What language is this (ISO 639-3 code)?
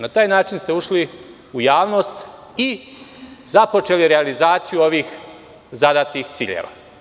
srp